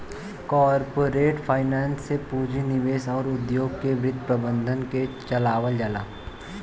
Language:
Bhojpuri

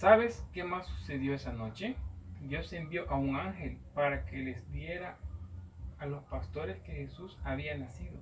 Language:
Spanish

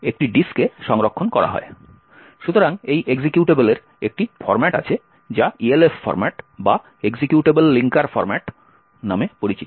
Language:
Bangla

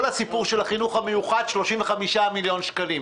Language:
Hebrew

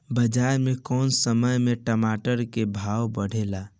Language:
Bhojpuri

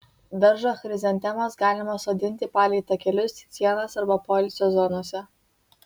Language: Lithuanian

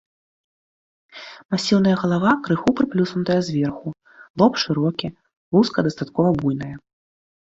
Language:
Belarusian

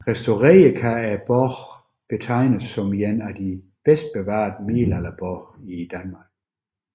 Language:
Danish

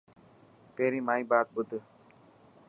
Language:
Dhatki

